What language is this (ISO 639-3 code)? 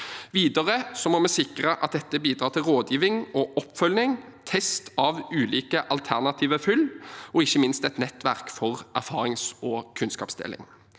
nor